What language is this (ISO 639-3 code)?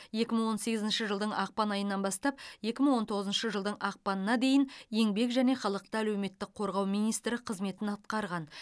kaz